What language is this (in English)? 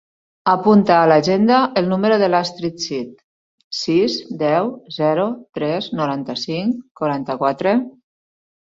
Catalan